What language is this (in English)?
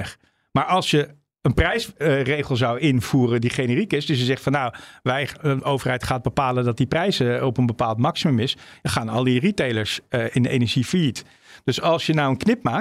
Dutch